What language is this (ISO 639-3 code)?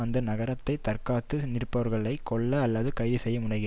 tam